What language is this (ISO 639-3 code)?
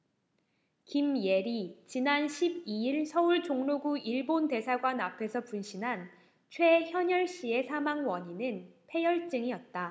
kor